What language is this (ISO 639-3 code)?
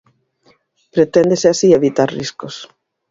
glg